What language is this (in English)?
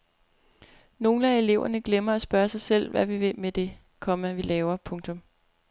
Danish